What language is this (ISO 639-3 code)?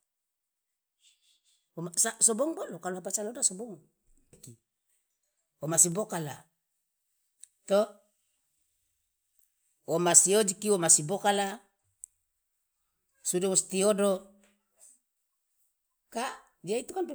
loa